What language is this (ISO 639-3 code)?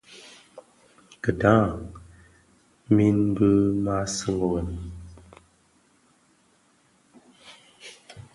ksf